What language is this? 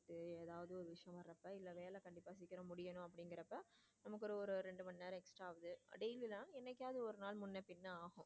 Tamil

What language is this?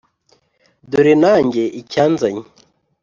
Kinyarwanda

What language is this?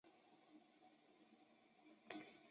Chinese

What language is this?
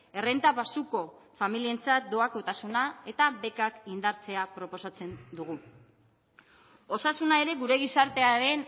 Basque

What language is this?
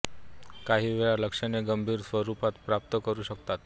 Marathi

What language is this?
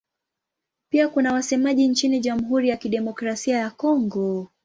Swahili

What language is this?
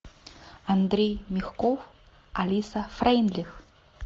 Russian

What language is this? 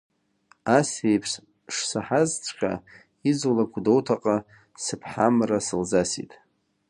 Abkhazian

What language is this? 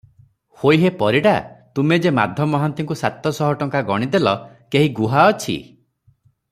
Odia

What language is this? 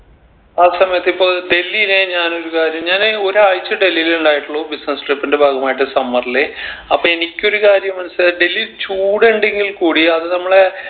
Malayalam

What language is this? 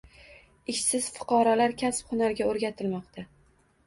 Uzbek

